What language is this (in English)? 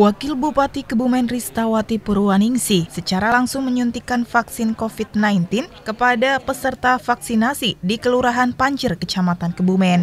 Indonesian